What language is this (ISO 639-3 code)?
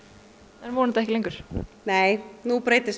isl